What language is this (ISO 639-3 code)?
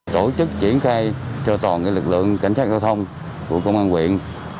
vie